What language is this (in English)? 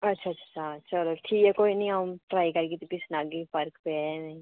Dogri